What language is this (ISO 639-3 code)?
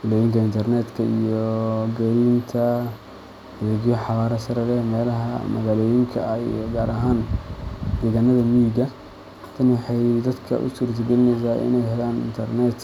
som